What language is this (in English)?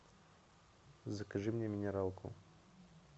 Russian